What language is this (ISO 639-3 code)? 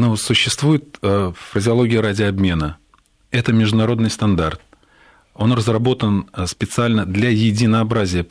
rus